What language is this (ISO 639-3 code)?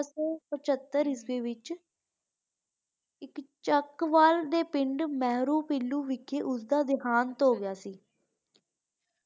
pan